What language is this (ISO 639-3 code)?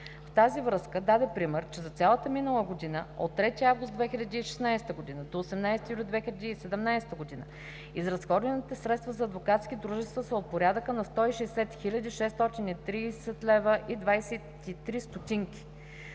bul